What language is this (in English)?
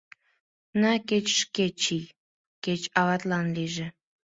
Mari